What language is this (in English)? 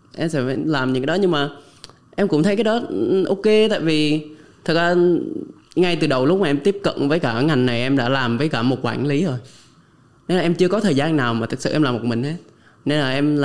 Vietnamese